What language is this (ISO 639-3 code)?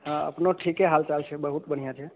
mai